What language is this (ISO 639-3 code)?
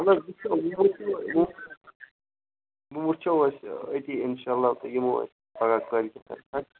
kas